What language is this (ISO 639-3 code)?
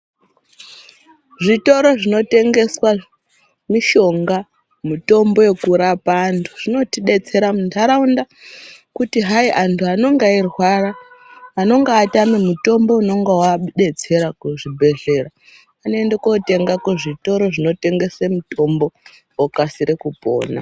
ndc